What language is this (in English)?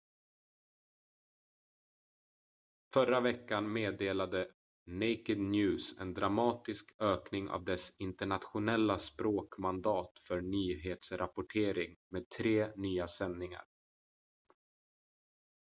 Swedish